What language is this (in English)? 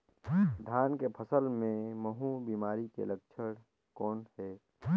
Chhattisgarhi